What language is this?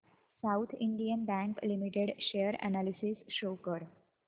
Marathi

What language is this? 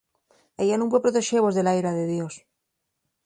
Asturian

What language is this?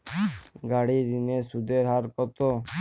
Bangla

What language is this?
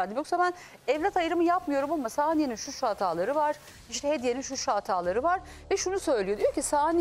Turkish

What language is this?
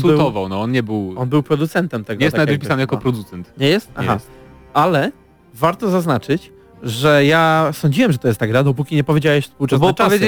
Polish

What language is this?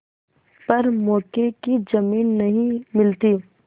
Hindi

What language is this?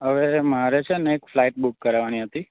Gujarati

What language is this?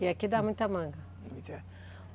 Portuguese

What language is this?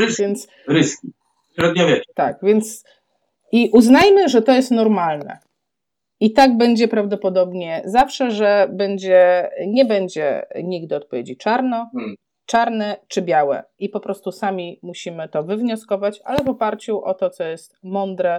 Polish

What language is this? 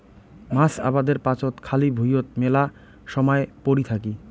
Bangla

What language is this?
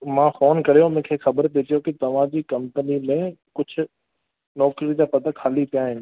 Sindhi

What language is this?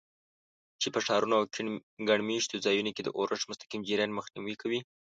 Pashto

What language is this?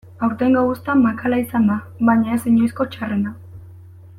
Basque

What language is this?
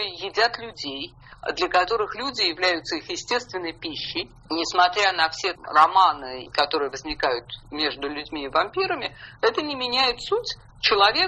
Russian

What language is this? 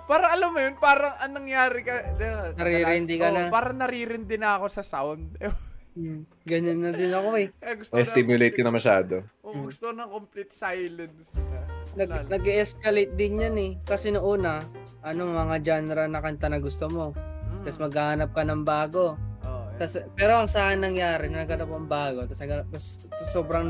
Filipino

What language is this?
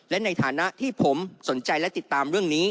Thai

